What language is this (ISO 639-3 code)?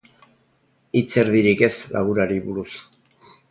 eus